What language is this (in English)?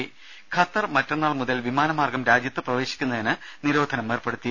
Malayalam